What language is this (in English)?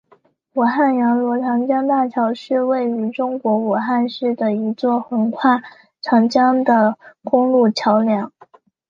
Chinese